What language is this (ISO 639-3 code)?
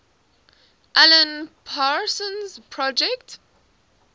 eng